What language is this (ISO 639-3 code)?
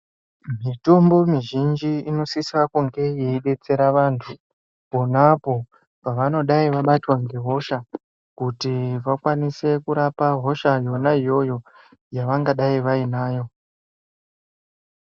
ndc